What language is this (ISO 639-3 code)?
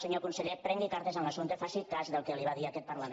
cat